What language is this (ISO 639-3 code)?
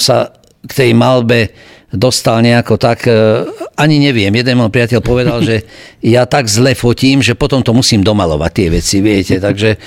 slk